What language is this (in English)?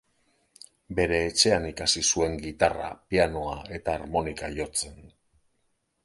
Basque